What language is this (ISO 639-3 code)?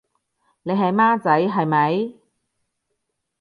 yue